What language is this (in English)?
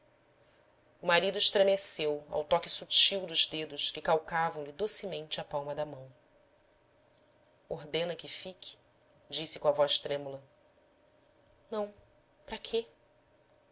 Portuguese